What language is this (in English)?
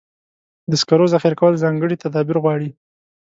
Pashto